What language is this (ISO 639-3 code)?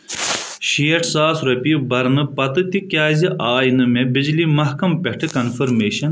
kas